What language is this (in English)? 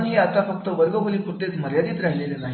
Marathi